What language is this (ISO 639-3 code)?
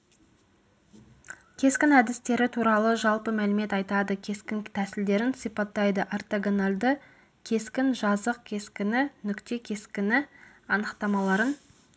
kaz